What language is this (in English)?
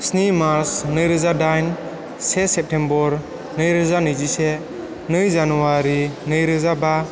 Bodo